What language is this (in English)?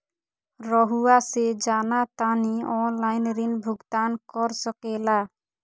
Magahi